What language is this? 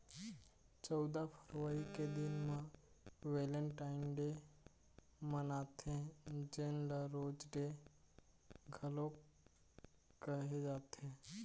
Chhattisgarhi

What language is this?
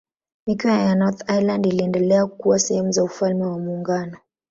Swahili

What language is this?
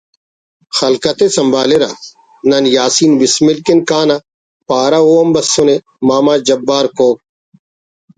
Brahui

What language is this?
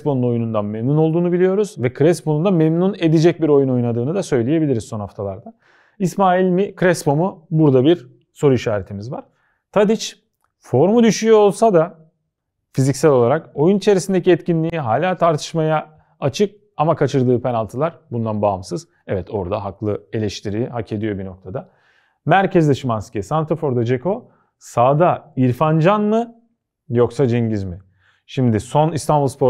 Turkish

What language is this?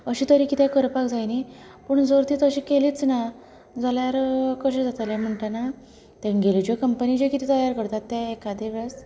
Konkani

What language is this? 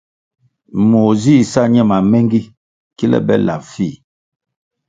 Kwasio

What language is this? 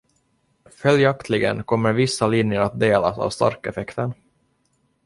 Swedish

